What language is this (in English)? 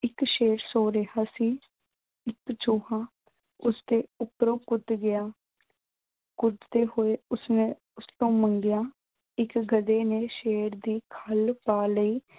Punjabi